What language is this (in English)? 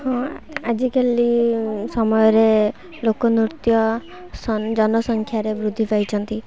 Odia